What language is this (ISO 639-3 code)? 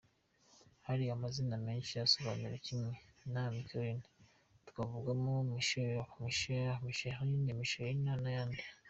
kin